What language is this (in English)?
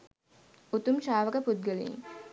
Sinhala